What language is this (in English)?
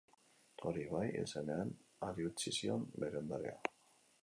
Basque